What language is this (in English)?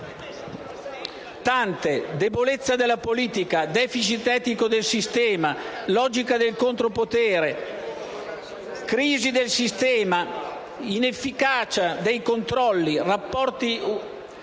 Italian